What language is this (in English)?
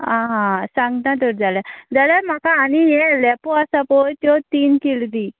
Konkani